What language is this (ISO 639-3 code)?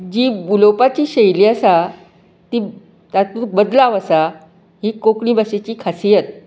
kok